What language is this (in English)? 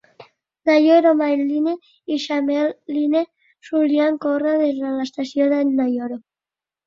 Catalan